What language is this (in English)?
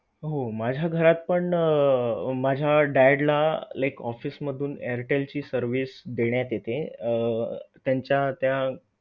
Marathi